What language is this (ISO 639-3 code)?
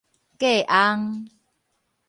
nan